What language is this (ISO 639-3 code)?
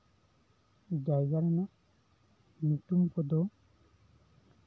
sat